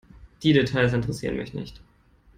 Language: German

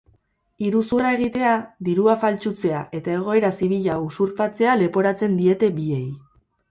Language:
Basque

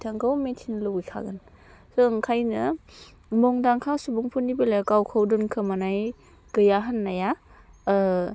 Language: Bodo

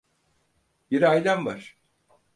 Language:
Turkish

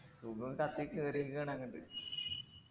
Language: Malayalam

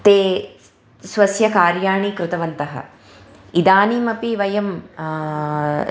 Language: Sanskrit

